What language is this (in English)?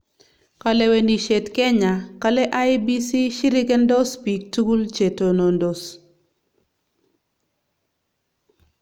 Kalenjin